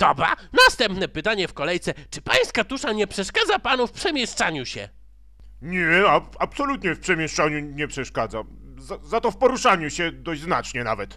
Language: Polish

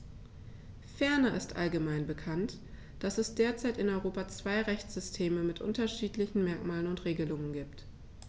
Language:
German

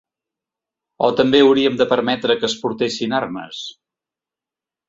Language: Catalan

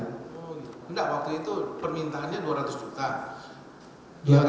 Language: Indonesian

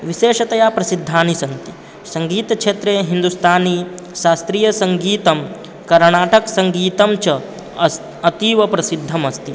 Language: Sanskrit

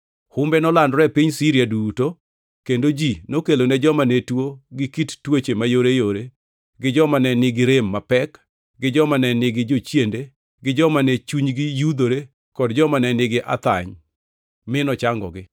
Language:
Luo (Kenya and Tanzania)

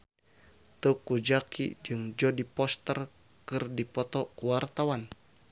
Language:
Sundanese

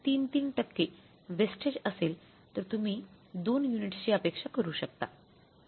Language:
Marathi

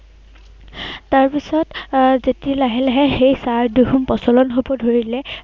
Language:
Assamese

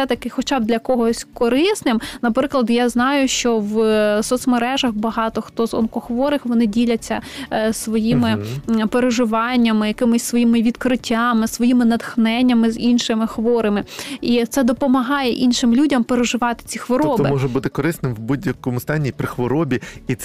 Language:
Ukrainian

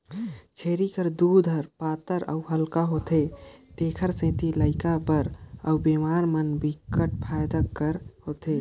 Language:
Chhattisgarhi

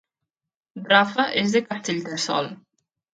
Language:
Catalan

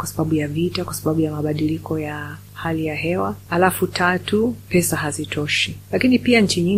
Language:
Swahili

